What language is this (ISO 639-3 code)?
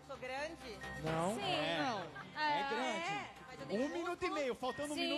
por